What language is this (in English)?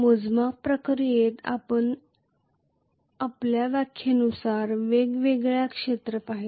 Marathi